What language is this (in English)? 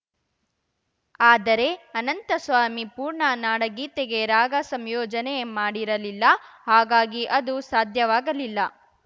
Kannada